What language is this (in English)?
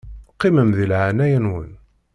Kabyle